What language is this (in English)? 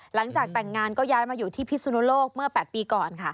Thai